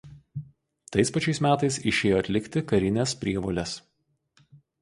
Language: Lithuanian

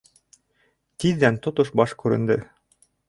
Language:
Bashkir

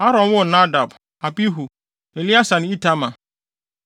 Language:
Akan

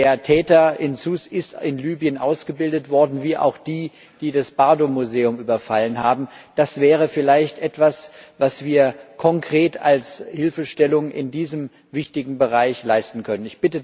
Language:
German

